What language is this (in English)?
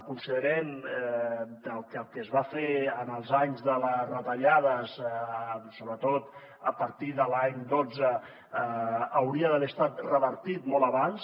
Catalan